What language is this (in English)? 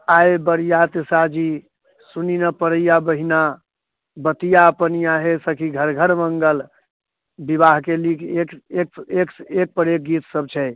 Maithili